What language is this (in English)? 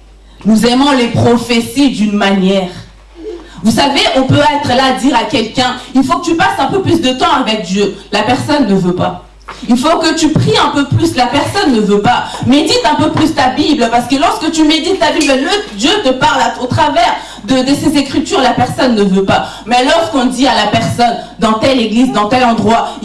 French